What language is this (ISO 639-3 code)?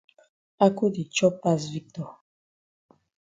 wes